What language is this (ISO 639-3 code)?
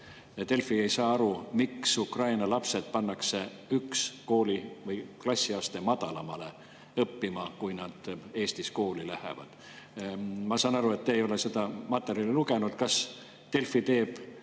est